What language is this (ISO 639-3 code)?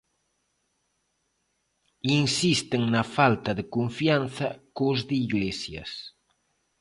glg